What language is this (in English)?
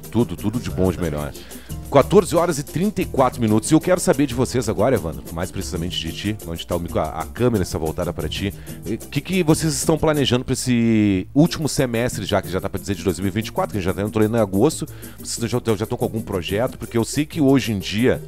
Portuguese